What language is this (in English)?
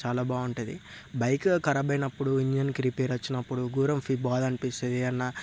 Telugu